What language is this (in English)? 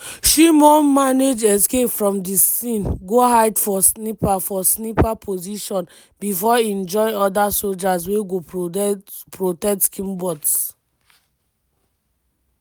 Nigerian Pidgin